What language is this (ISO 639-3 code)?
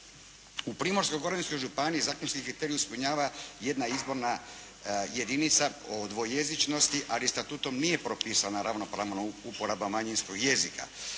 hrv